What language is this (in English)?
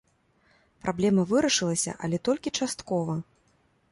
Belarusian